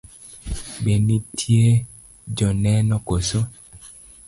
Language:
Luo (Kenya and Tanzania)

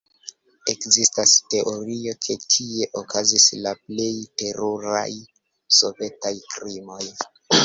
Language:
Esperanto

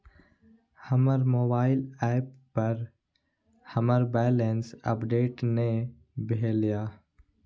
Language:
Maithili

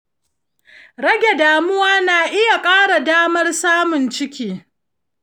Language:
Hausa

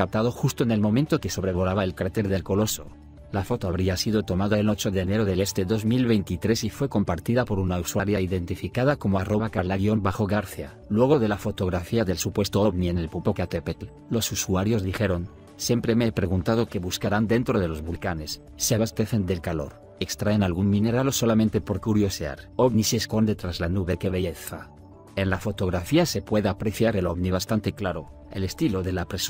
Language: Spanish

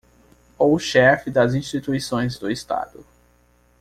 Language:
Portuguese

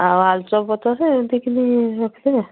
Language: Odia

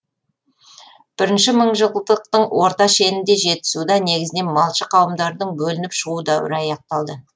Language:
Kazakh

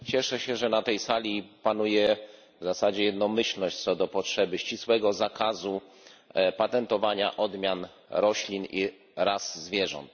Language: Polish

